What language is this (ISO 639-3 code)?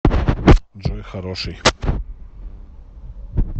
rus